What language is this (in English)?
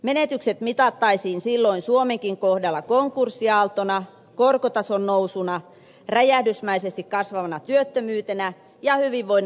Finnish